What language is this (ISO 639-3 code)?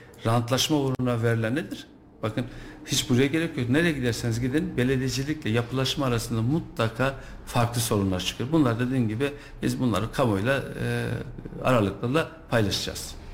tur